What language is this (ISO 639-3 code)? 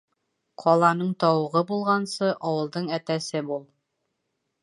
bak